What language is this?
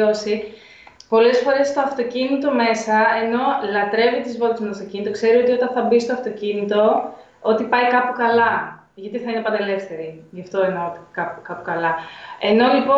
Greek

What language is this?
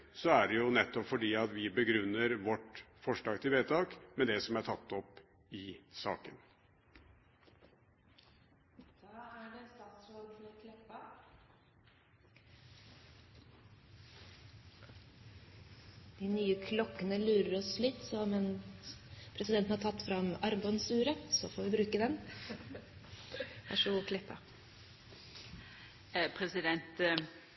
Norwegian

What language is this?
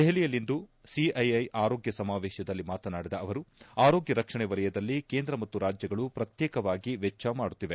Kannada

